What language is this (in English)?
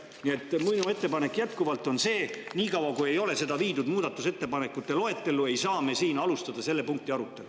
Estonian